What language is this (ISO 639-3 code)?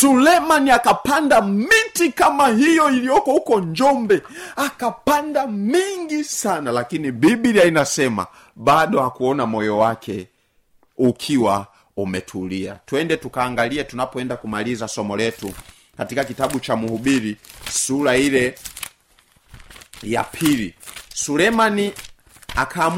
swa